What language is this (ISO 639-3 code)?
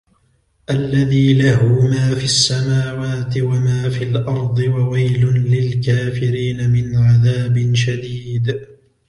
ara